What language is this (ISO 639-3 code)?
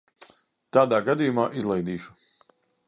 lav